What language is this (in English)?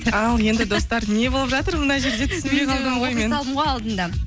Kazakh